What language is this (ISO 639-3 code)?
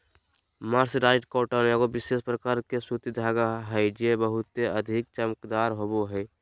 mag